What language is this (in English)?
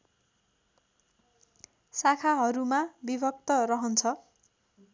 Nepali